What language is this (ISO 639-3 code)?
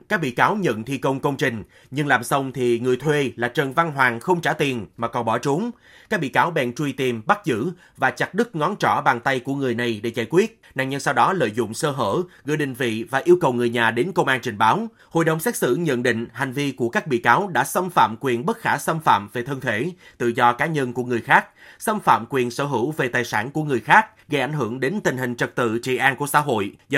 vie